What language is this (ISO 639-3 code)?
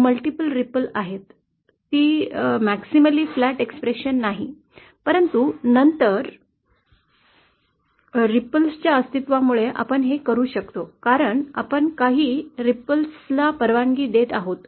mar